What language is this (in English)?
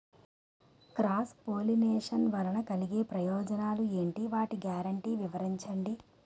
Telugu